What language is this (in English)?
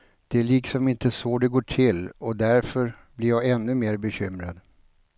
Swedish